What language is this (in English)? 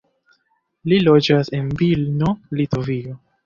Esperanto